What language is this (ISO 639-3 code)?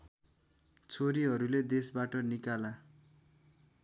nep